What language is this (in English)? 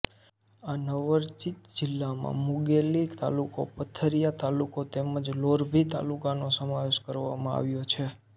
Gujarati